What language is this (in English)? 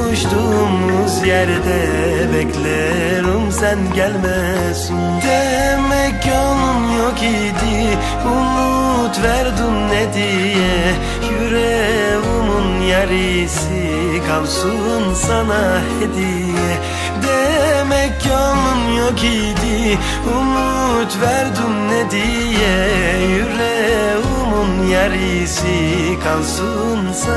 Turkish